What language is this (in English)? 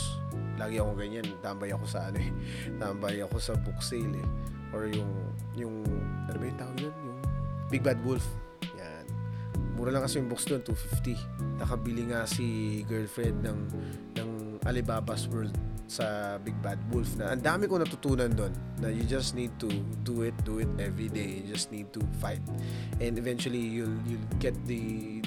Filipino